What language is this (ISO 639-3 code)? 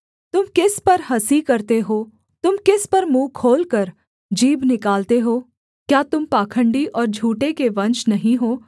hin